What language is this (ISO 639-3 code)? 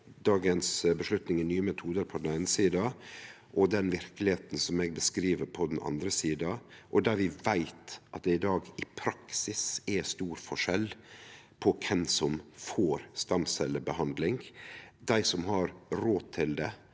nor